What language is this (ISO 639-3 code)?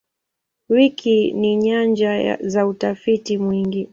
swa